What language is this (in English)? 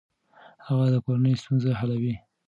Pashto